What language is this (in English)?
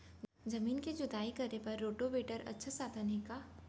Chhattisgarhi